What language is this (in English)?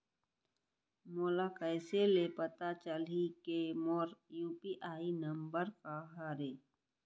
Chhattisgarhi